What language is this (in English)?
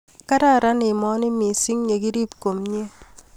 Kalenjin